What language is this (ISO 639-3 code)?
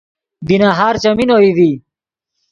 ydg